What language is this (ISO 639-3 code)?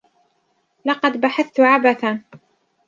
ara